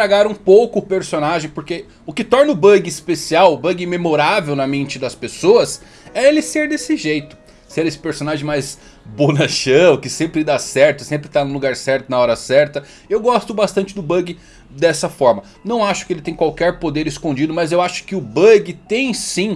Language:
Portuguese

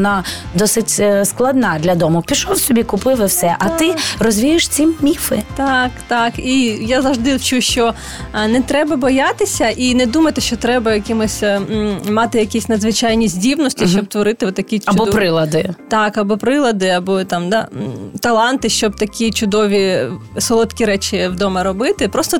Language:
Ukrainian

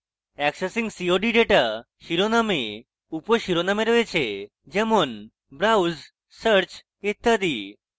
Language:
Bangla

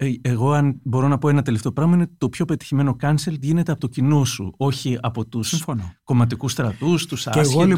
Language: Greek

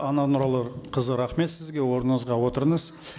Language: Kazakh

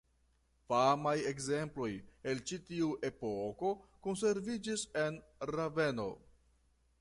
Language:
Esperanto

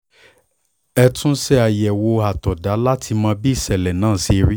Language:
Yoruba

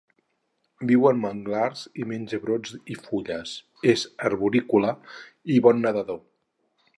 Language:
Catalan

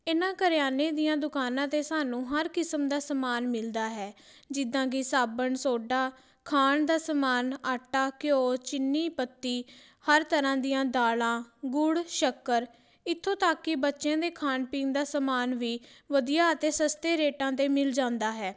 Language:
Punjabi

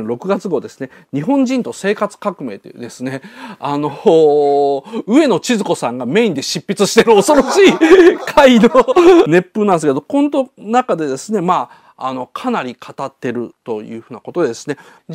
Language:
Japanese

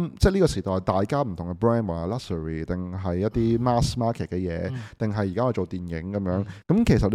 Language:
Chinese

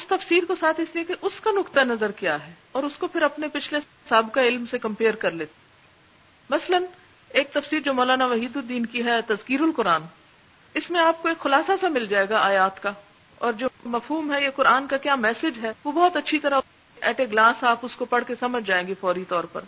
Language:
Urdu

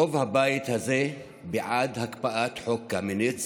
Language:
Hebrew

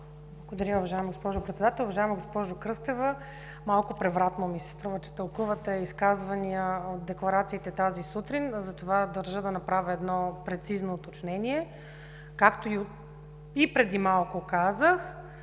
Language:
Bulgarian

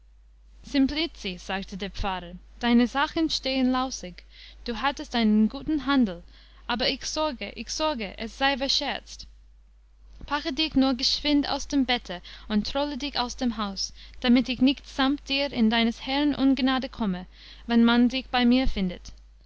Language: German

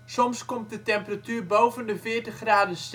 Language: Dutch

